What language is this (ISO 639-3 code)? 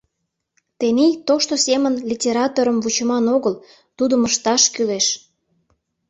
chm